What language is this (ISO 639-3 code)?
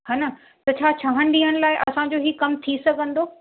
snd